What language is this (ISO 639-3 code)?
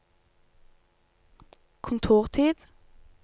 nor